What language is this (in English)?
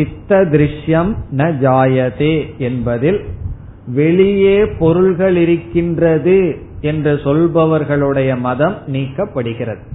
Tamil